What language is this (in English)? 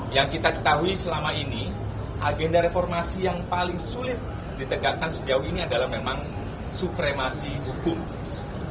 Indonesian